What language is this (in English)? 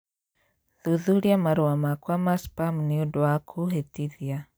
Kikuyu